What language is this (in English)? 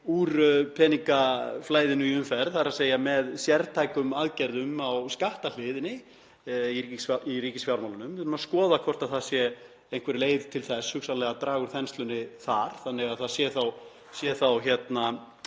Icelandic